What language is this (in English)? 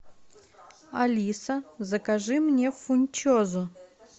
Russian